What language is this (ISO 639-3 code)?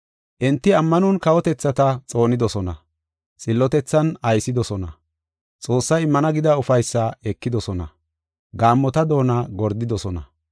gof